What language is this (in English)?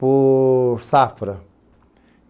Portuguese